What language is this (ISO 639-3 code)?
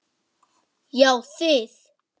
isl